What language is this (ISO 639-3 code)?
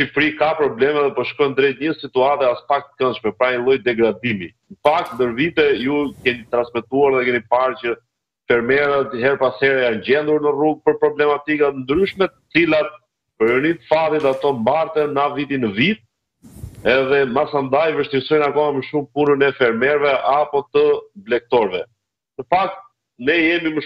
ron